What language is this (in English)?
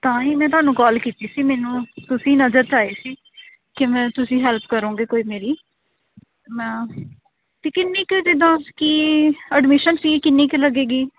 Punjabi